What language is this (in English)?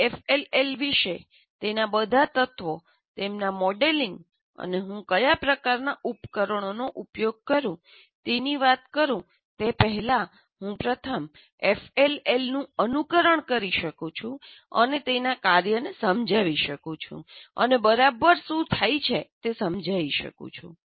Gujarati